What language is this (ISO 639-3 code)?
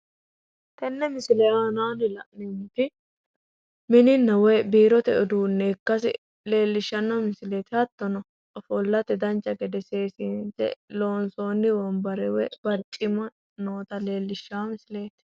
sid